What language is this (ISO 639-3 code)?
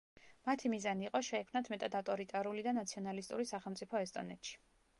kat